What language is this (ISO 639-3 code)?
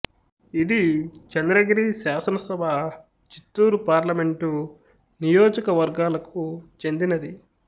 tel